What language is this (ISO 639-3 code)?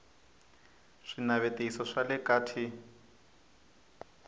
tso